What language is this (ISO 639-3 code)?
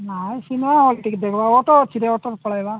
ori